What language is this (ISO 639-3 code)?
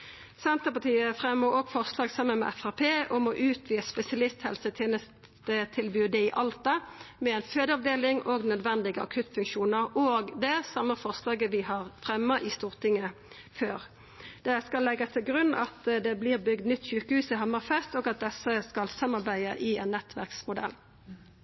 nno